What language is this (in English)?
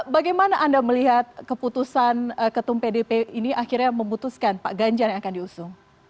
Indonesian